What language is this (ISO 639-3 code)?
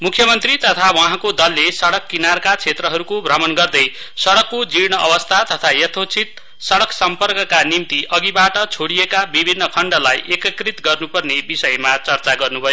nep